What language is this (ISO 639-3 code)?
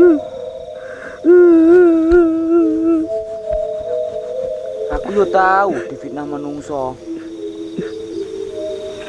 ind